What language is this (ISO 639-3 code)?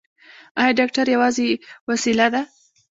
pus